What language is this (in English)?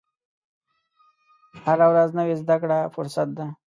Pashto